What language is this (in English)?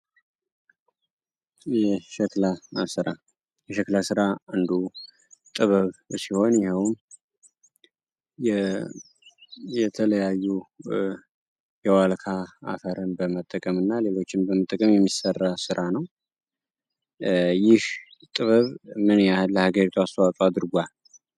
Amharic